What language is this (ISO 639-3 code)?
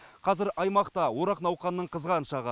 kaz